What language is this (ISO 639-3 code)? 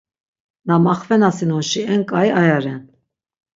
lzz